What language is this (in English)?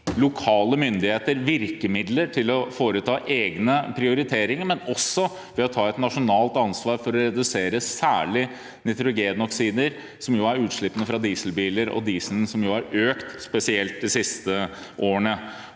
Norwegian